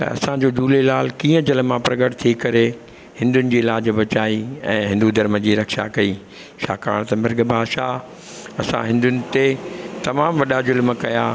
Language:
Sindhi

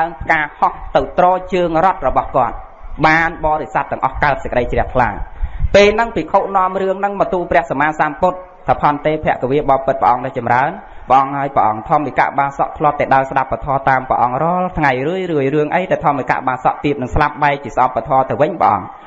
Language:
Vietnamese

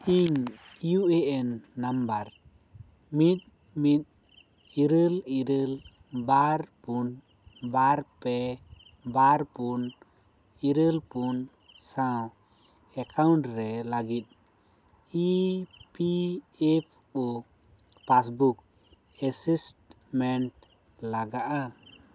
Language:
Santali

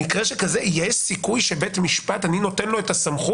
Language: Hebrew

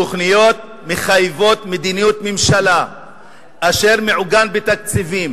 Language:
Hebrew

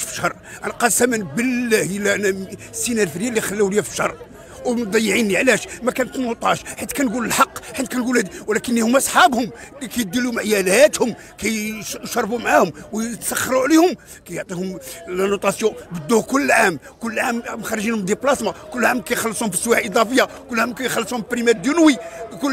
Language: Arabic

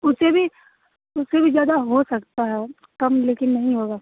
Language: Hindi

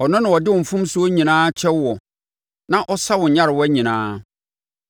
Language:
Akan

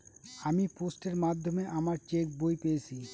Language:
Bangla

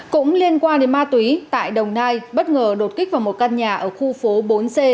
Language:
Vietnamese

